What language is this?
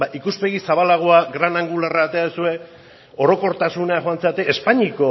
Basque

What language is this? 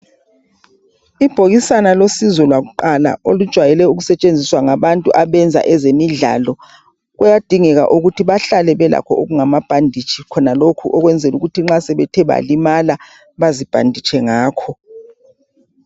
North Ndebele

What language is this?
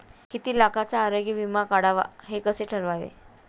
Marathi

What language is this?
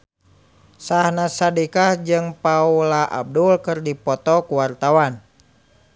Sundanese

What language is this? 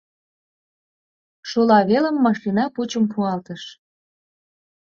Mari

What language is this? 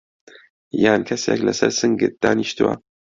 Central Kurdish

